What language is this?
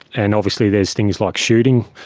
English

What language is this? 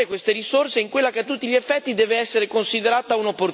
Italian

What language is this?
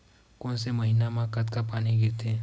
Chhattisgarhi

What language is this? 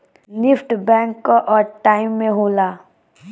Bhojpuri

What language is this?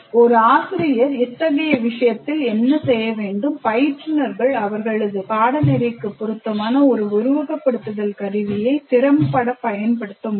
Tamil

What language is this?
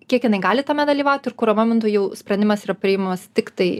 Lithuanian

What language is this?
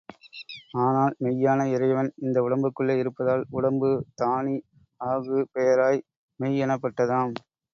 Tamil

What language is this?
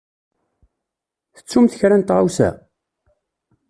Kabyle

